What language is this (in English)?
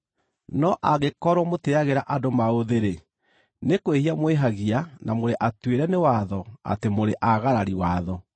Kikuyu